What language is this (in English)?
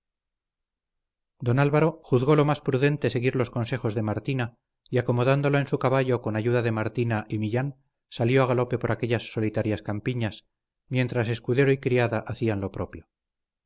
Spanish